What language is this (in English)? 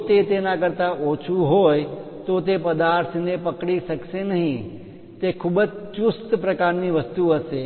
Gujarati